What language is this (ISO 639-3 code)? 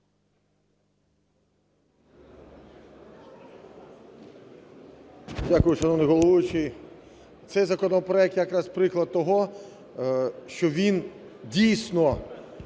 ukr